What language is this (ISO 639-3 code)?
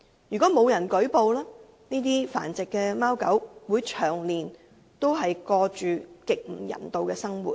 yue